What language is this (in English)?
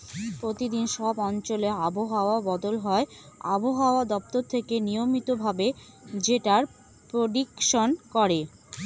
Bangla